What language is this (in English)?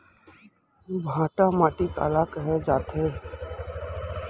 Chhattisgarhi